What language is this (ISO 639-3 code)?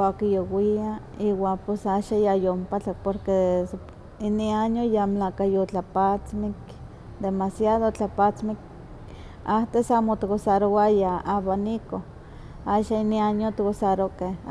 nhq